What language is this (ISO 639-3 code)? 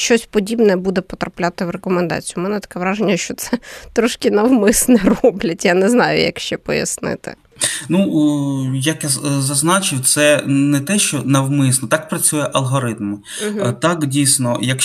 ukr